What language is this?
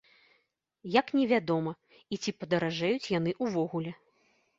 Belarusian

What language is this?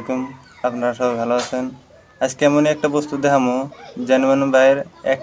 Arabic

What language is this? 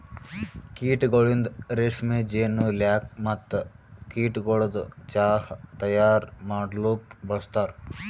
Kannada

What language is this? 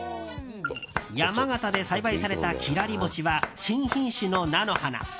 Japanese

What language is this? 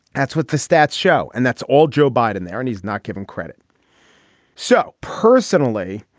English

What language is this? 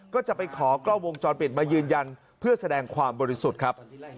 Thai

